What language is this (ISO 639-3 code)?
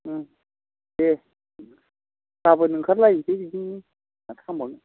brx